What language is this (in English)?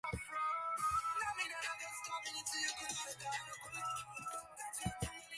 Japanese